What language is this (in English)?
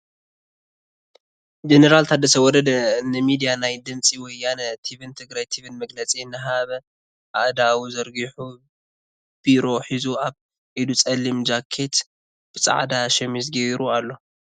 Tigrinya